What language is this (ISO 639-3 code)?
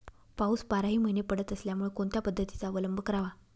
mar